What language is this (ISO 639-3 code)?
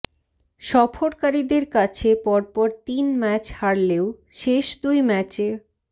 ben